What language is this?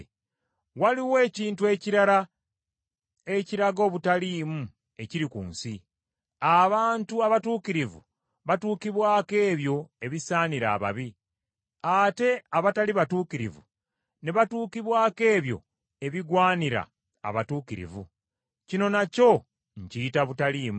Ganda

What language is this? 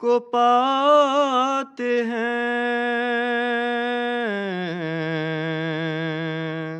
Romanian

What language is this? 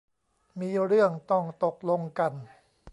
Thai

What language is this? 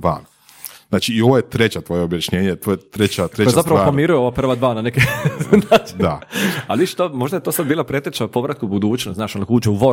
Croatian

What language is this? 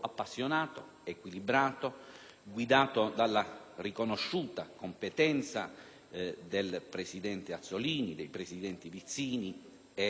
Italian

